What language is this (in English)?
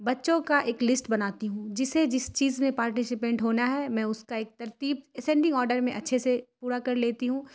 Urdu